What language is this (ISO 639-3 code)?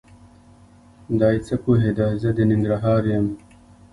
pus